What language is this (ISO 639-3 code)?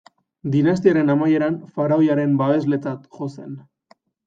eus